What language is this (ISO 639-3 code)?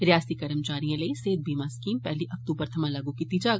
doi